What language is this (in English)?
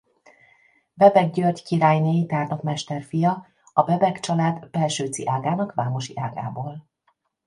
Hungarian